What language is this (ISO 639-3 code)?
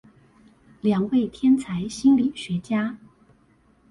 zho